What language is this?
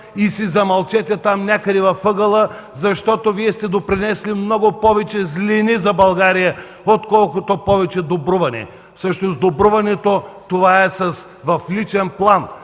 Bulgarian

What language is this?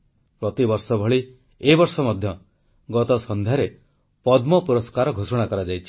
Odia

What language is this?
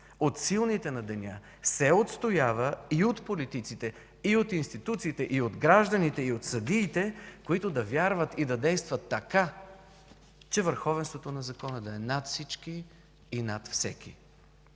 Bulgarian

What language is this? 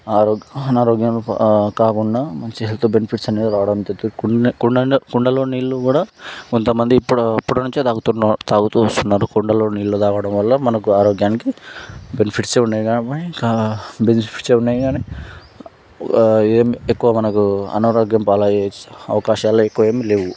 Telugu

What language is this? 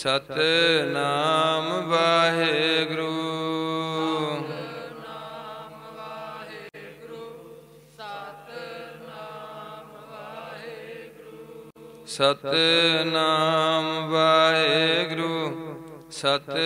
Hindi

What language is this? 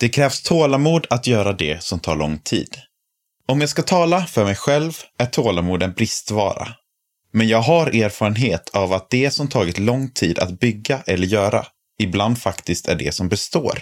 Swedish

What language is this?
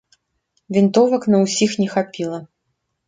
Belarusian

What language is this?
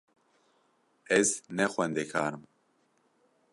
Kurdish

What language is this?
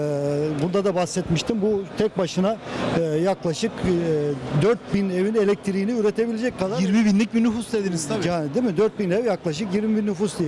Turkish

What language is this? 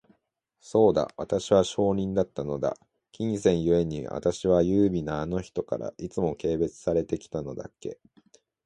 Japanese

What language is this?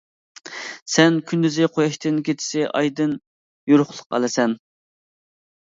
Uyghur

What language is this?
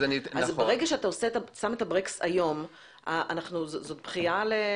Hebrew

